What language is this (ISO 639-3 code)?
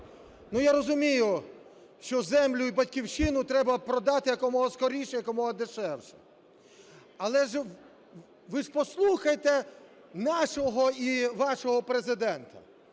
ukr